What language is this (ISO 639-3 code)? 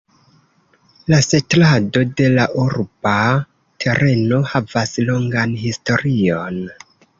epo